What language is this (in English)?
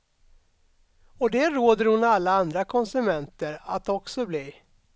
Swedish